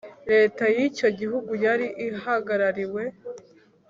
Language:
Kinyarwanda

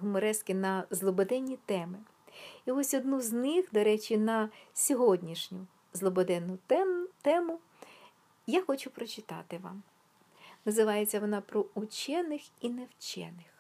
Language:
Ukrainian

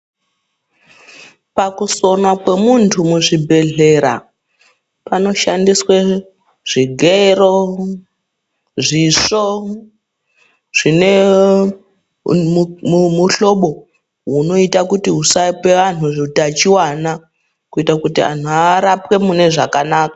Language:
Ndau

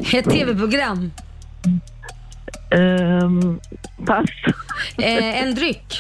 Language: Swedish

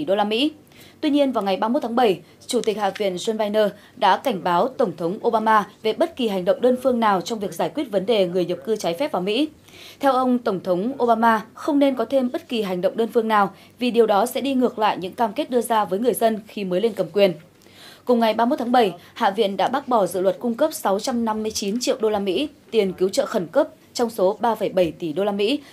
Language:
Vietnamese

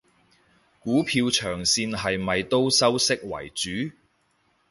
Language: Cantonese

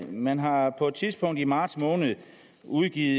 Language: Danish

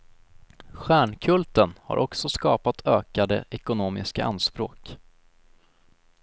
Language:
Swedish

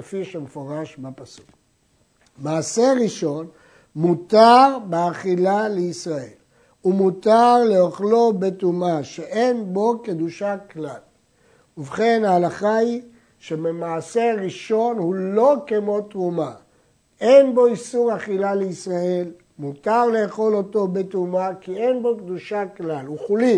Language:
Hebrew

